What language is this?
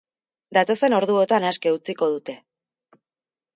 Basque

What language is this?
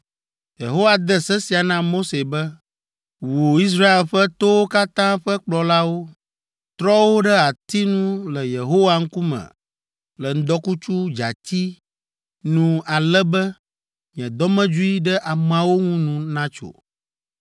Ewe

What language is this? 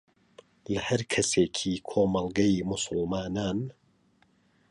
Central Kurdish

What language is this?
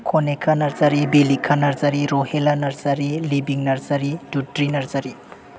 Bodo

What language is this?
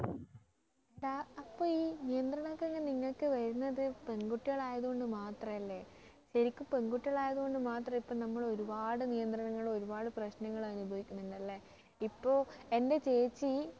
Malayalam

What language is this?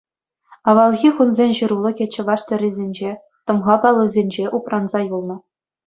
Chuvash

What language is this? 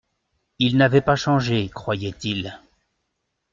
French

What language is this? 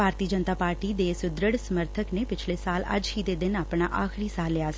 Punjabi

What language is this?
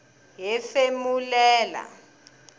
Tsonga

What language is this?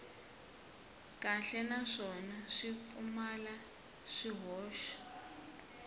Tsonga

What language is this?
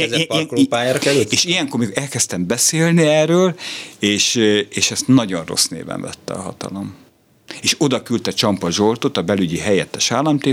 Hungarian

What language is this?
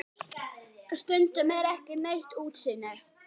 Icelandic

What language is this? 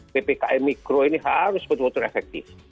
Indonesian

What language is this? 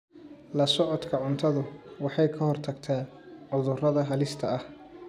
Somali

